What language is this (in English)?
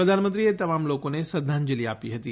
Gujarati